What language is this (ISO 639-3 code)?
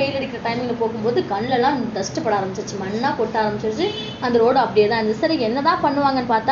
tam